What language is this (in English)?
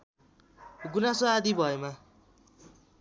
Nepali